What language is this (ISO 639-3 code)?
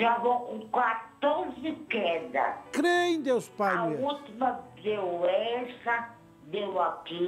por